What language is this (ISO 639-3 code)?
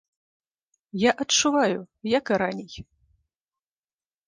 bel